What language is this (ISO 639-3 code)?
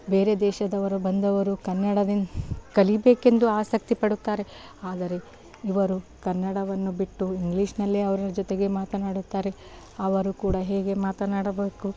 kan